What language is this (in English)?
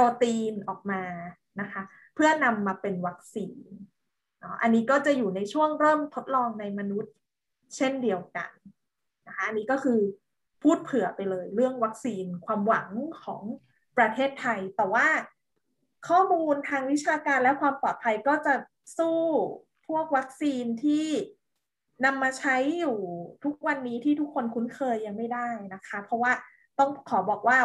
Thai